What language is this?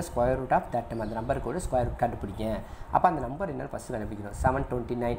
Thai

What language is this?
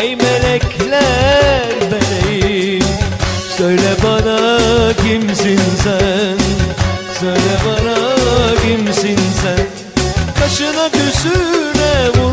Turkish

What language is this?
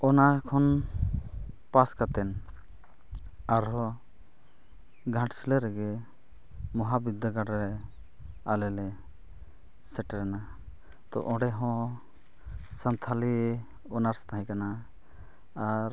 Santali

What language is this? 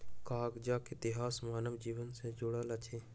Maithili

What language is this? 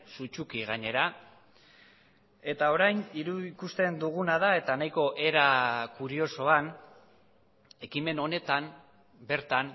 Basque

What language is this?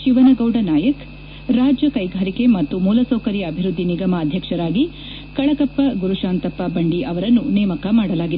Kannada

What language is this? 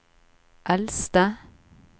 Norwegian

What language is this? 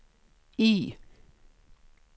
Swedish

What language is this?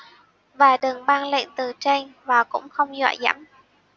Vietnamese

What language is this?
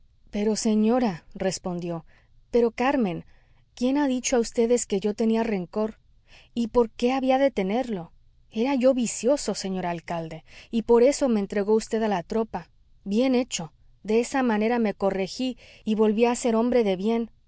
Spanish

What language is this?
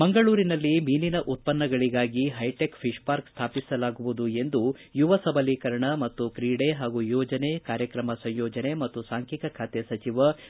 Kannada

